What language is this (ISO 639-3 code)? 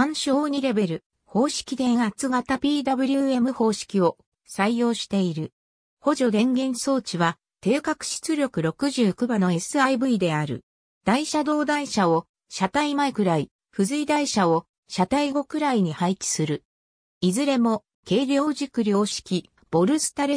jpn